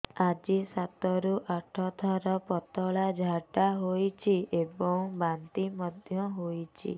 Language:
Odia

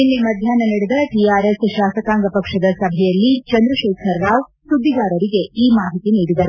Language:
Kannada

